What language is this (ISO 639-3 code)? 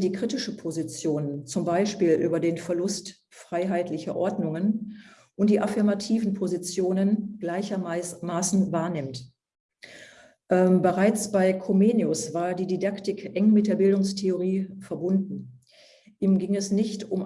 deu